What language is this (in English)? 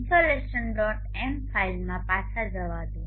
Gujarati